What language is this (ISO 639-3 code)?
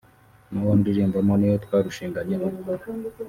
kin